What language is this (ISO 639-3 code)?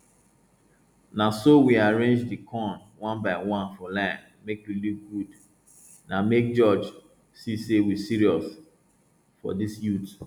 pcm